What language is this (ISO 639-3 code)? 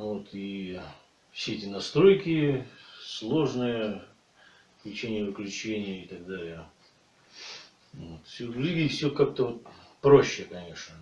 rus